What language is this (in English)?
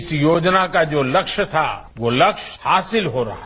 Hindi